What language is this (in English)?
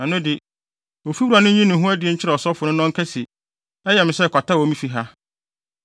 Akan